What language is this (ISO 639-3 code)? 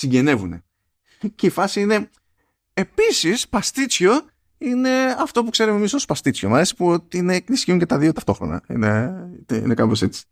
ell